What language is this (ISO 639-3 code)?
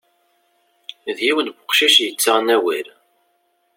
kab